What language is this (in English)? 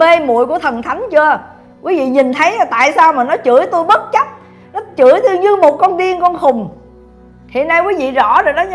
Vietnamese